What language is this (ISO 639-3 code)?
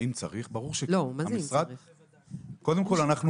heb